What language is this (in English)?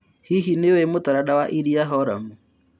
Kikuyu